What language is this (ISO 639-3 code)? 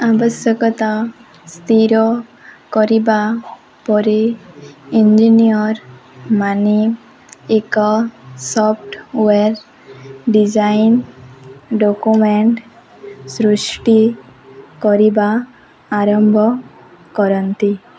ori